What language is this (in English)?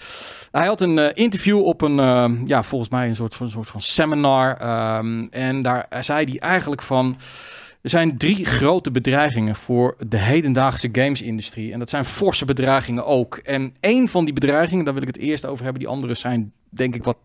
Dutch